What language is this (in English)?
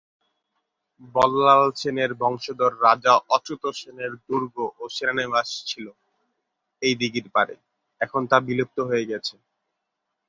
Bangla